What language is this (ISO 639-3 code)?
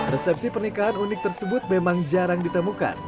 ind